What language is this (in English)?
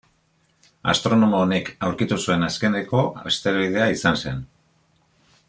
Basque